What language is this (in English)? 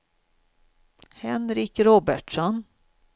Swedish